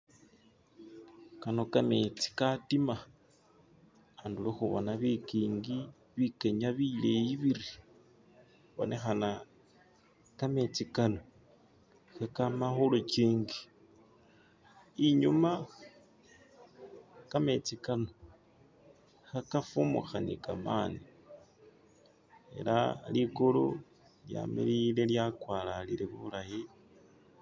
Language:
Masaaba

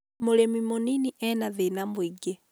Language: Kikuyu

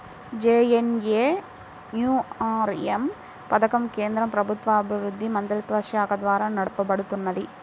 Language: Telugu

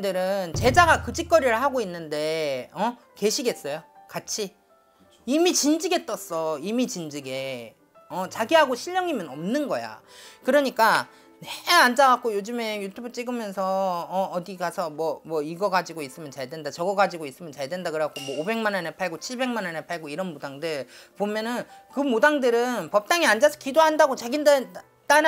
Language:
Korean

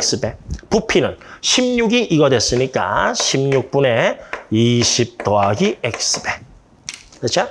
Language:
Korean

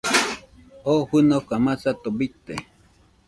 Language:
Nüpode Huitoto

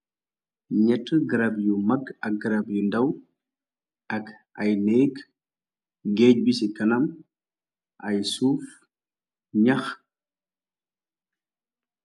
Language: Wolof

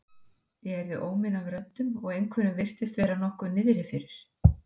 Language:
Icelandic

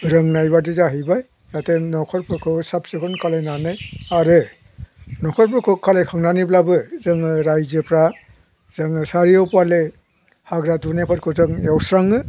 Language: Bodo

